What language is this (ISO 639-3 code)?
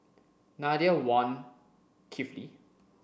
eng